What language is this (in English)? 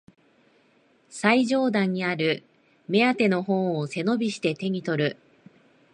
Japanese